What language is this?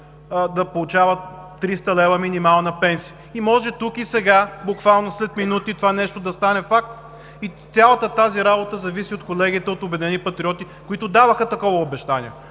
Bulgarian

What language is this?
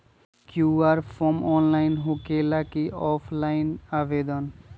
Magahi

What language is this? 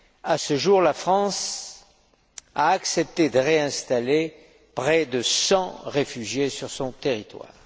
French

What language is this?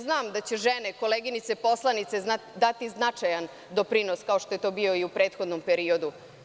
Serbian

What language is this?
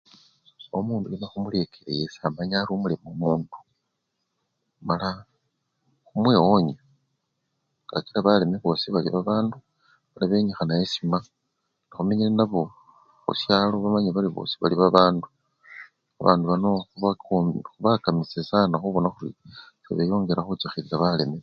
Luyia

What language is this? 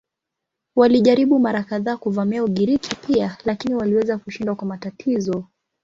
Swahili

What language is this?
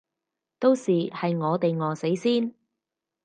Cantonese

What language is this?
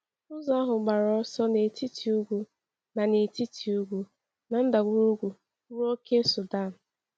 Igbo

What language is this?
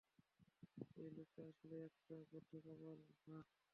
Bangla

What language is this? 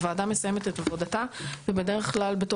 Hebrew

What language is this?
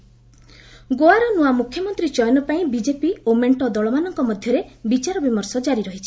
Odia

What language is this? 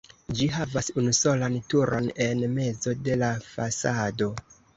Esperanto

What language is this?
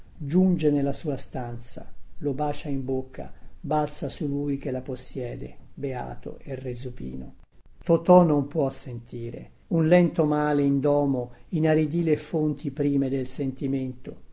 Italian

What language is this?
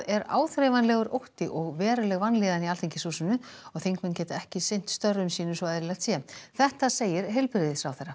Icelandic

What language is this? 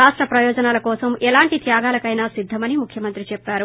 Telugu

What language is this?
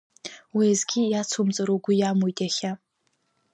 Abkhazian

